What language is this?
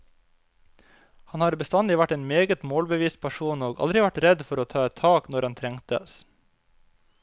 Norwegian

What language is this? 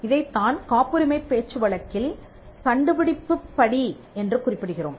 Tamil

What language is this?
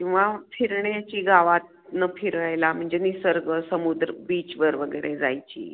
Marathi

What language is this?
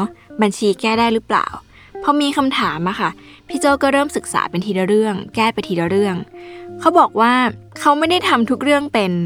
Thai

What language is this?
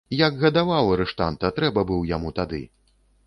Belarusian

